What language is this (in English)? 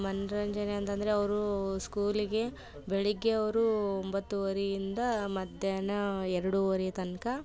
Kannada